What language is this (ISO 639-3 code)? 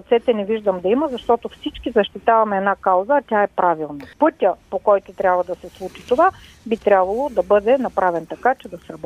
bul